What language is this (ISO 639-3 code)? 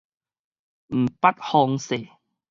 nan